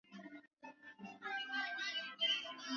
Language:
Swahili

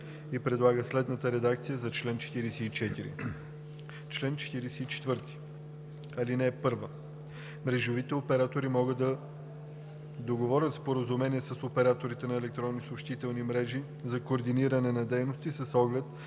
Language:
Bulgarian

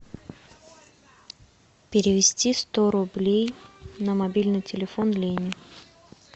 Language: Russian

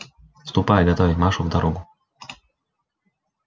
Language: Russian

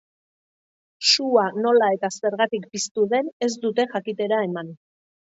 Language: Basque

